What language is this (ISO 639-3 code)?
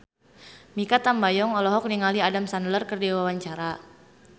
sun